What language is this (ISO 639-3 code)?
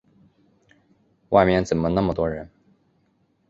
zho